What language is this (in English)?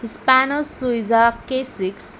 Marathi